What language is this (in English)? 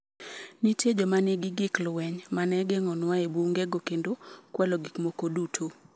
Luo (Kenya and Tanzania)